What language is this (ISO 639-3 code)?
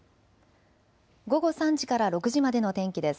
jpn